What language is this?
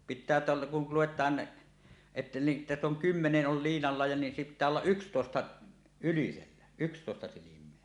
Finnish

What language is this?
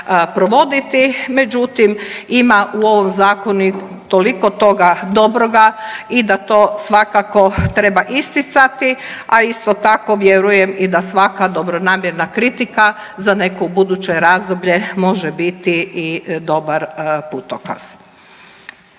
Croatian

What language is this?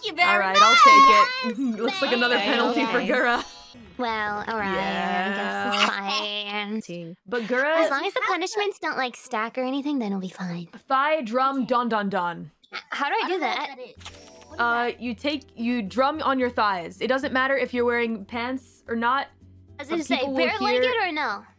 English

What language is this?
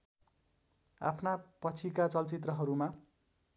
Nepali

